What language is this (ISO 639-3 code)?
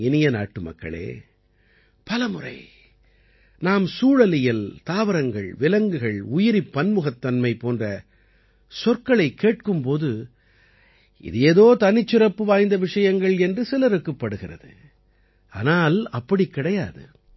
tam